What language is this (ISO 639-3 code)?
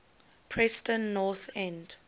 eng